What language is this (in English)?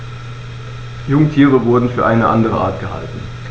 German